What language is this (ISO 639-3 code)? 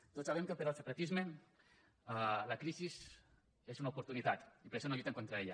cat